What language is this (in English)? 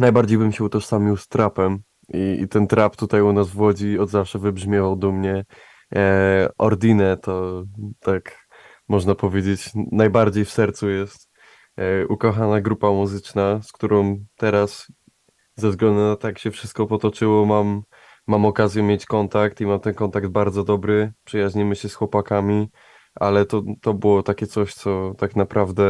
Polish